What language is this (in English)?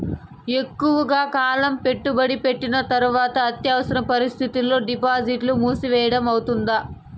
Telugu